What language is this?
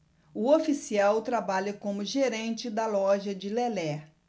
Portuguese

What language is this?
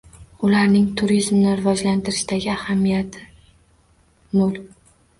Uzbek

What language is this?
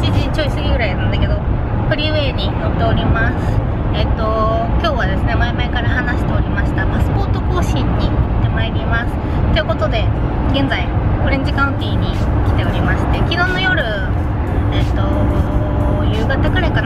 Japanese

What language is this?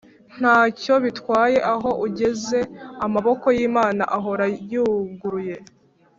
Kinyarwanda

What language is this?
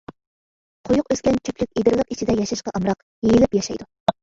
Uyghur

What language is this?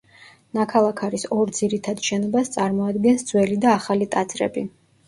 Georgian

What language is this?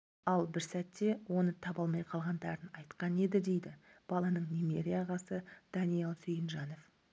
Kazakh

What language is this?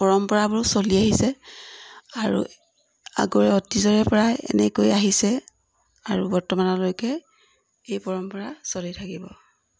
Assamese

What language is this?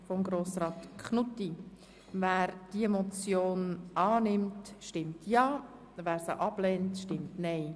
Swiss German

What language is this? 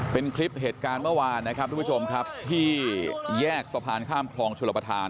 Thai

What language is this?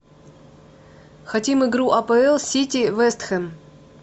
Russian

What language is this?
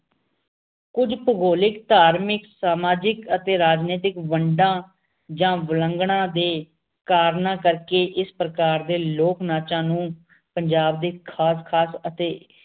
Punjabi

